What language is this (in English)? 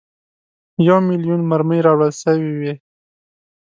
Pashto